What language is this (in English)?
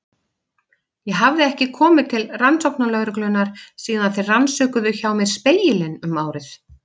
Icelandic